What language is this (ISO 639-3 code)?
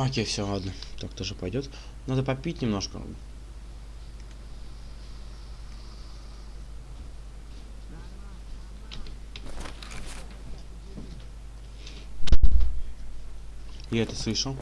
rus